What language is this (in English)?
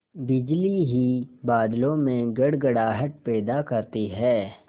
Hindi